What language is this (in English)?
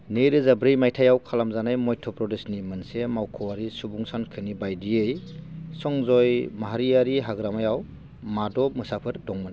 Bodo